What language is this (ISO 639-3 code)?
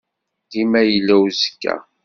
kab